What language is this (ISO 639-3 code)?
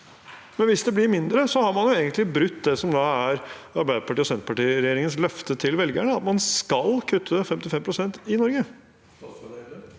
nor